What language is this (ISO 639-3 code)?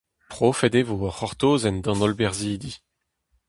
bre